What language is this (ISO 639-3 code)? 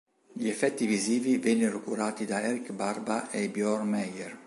ita